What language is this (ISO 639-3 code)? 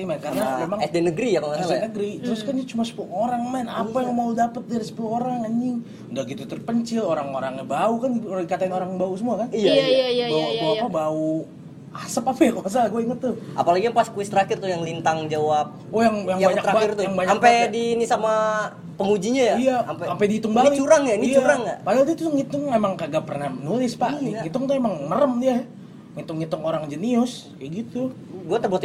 ind